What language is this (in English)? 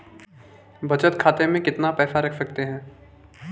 Hindi